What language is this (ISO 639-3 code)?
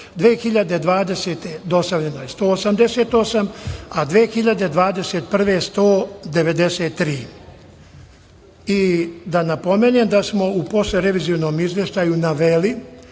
srp